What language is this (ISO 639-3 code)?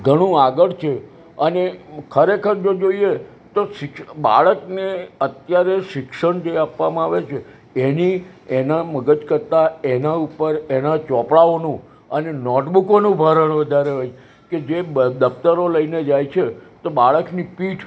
guj